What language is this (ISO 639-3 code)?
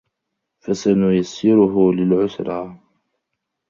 ara